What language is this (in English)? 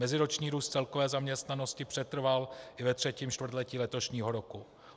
Czech